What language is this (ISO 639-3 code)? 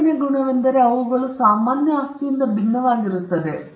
kan